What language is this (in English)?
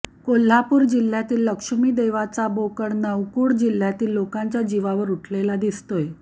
Marathi